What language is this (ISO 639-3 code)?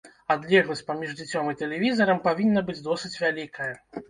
bel